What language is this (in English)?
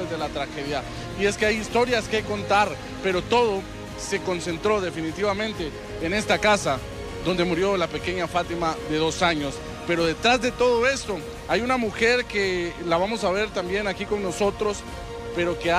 Spanish